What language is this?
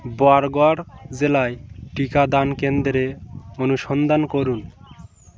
Bangla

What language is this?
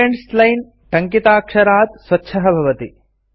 Sanskrit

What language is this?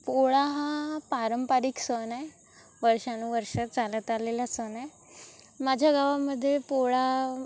Marathi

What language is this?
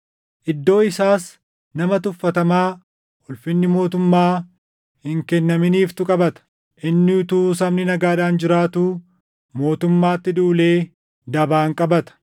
Oromo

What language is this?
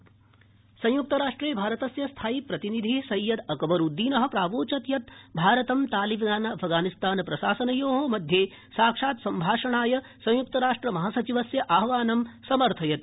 Sanskrit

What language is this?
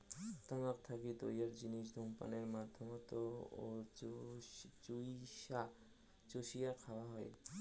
Bangla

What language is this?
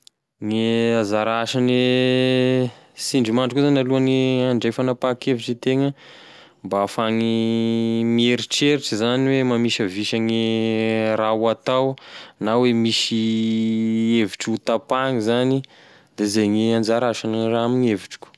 Tesaka Malagasy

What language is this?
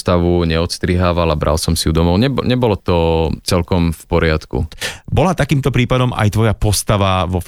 Slovak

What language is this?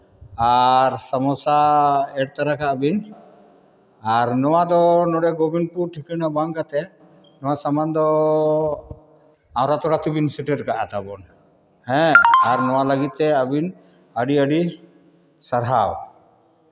Santali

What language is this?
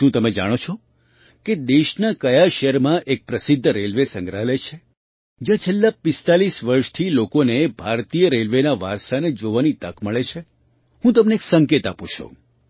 Gujarati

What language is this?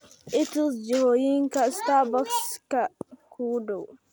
Somali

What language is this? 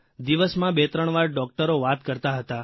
Gujarati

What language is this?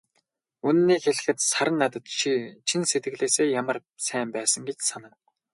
Mongolian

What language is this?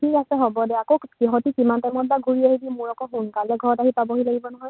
Assamese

